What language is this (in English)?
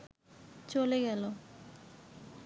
Bangla